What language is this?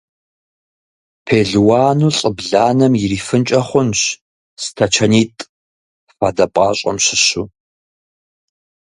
Kabardian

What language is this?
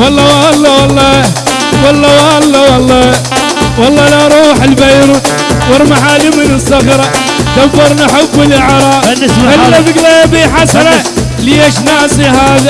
Arabic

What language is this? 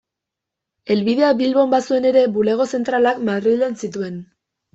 Basque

